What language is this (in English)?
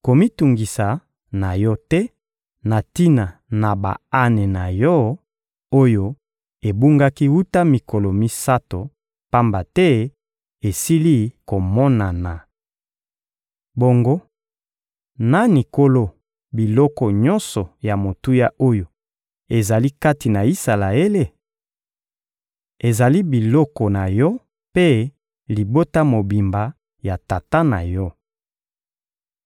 Lingala